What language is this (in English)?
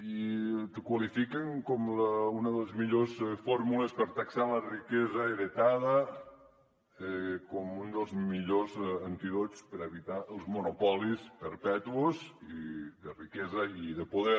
Catalan